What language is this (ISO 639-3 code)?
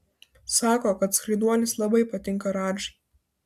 lit